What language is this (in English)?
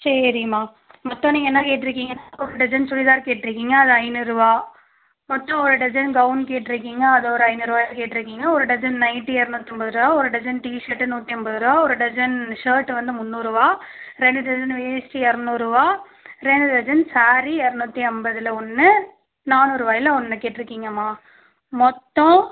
Tamil